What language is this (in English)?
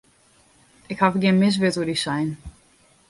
Western Frisian